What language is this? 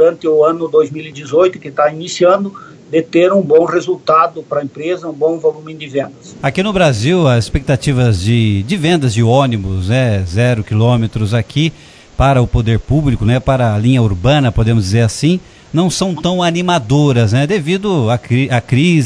Portuguese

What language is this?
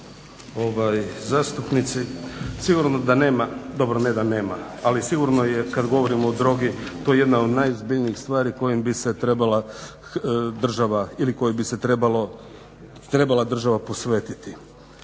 Croatian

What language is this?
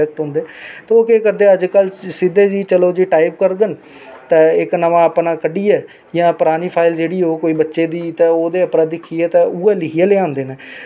Dogri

